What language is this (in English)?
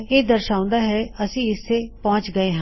Punjabi